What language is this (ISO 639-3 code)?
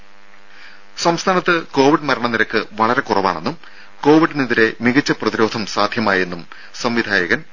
mal